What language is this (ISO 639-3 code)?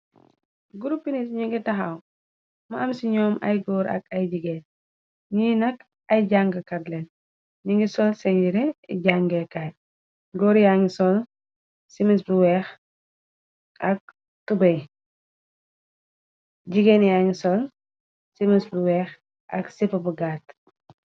wol